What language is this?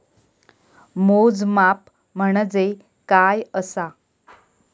Marathi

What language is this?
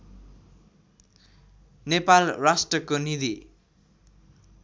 Nepali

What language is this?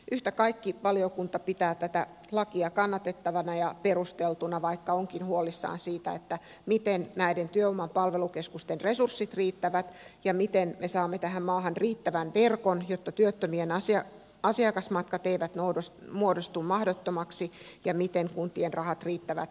Finnish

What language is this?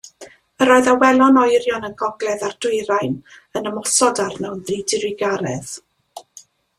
Welsh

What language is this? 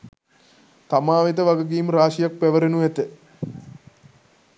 Sinhala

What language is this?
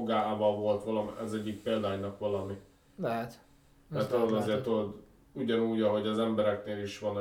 Hungarian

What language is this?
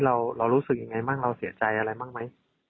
Thai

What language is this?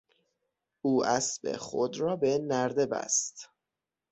Persian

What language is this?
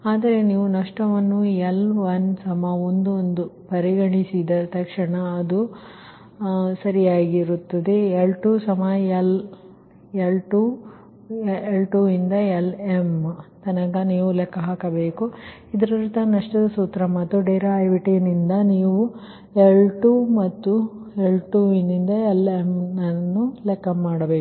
Kannada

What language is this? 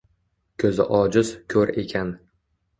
Uzbek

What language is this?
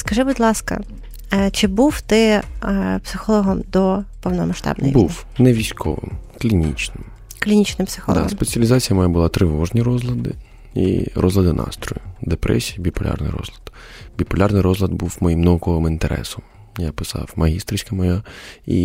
Ukrainian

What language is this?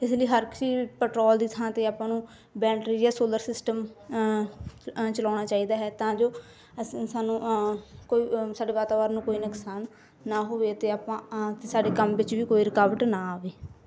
Punjabi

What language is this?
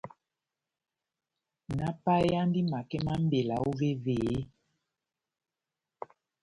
Batanga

